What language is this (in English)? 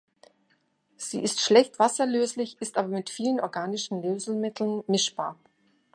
German